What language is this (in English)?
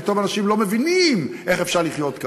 Hebrew